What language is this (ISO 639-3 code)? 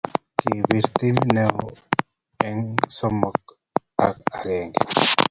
kln